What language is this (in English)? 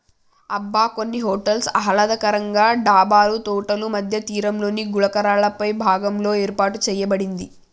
Telugu